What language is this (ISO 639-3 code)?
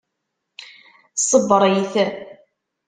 kab